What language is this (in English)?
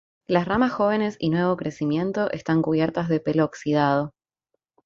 Spanish